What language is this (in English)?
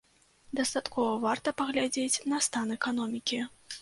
Belarusian